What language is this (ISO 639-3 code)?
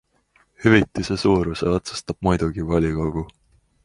est